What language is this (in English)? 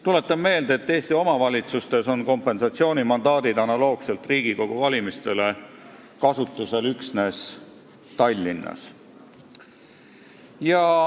Estonian